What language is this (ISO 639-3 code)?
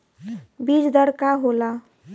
bho